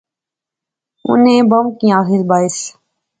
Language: Pahari-Potwari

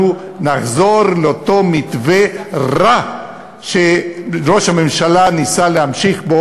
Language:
Hebrew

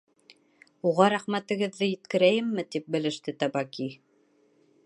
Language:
Bashkir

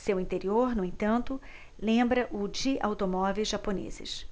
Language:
Portuguese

